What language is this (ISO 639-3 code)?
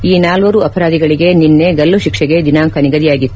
kan